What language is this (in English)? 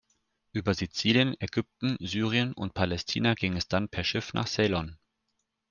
German